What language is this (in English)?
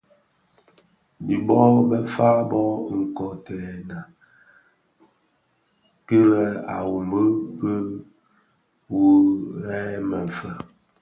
Bafia